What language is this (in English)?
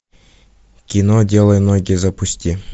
Russian